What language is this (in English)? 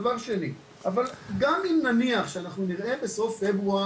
Hebrew